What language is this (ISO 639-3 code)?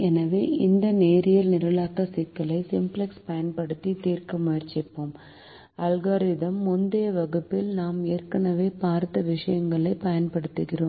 tam